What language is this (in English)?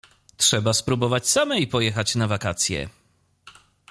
Polish